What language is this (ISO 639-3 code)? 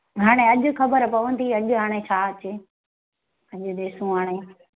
snd